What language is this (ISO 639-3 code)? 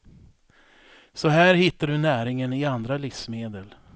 swe